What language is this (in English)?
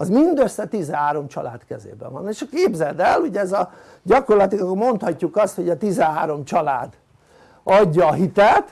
Hungarian